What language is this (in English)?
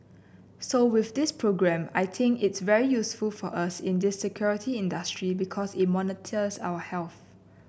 English